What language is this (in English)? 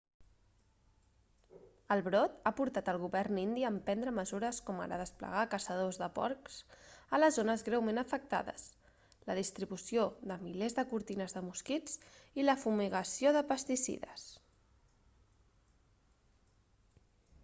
Catalan